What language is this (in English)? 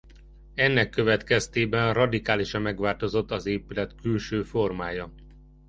Hungarian